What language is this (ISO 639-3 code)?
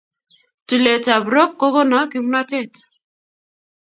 kln